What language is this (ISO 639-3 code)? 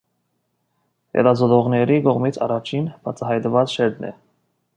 hye